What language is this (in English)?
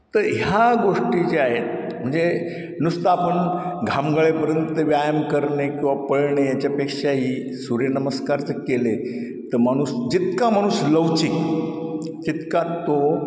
Marathi